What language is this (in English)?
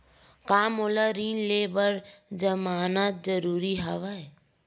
Chhattisgarhi